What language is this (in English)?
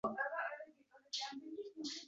Uzbek